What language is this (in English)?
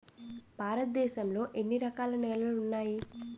Telugu